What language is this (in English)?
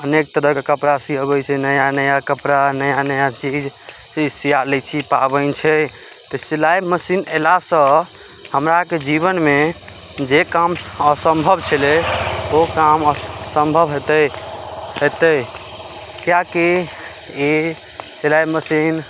Maithili